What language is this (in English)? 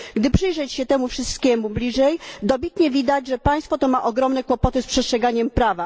Polish